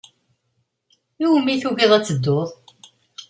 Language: Kabyle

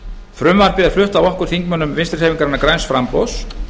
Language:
Icelandic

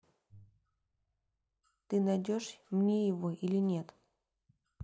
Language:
Russian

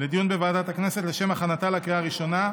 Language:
Hebrew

